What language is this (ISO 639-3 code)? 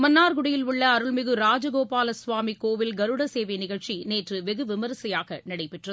tam